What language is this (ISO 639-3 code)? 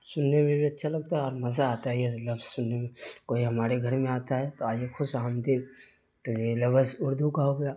urd